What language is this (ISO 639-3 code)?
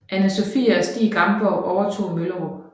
dan